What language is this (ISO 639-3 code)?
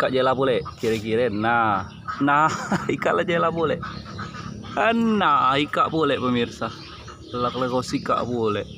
msa